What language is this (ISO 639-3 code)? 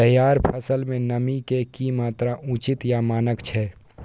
mai